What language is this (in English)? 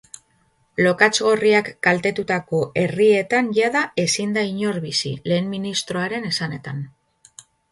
Basque